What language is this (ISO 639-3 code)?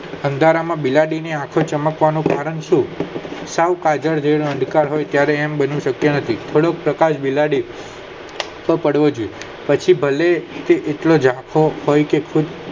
guj